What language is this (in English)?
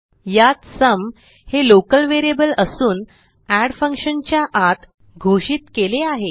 Marathi